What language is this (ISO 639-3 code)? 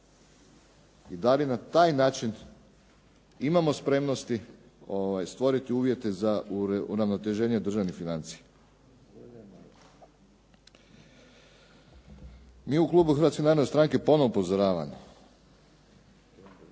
hrv